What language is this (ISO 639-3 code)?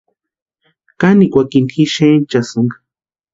pua